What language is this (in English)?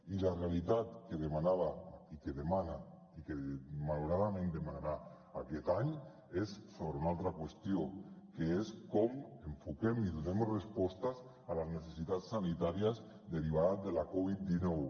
Catalan